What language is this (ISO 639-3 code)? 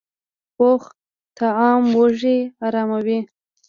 pus